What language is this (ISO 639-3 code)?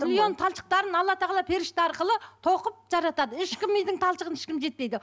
kaz